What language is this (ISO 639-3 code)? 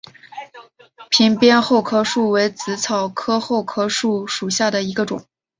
zho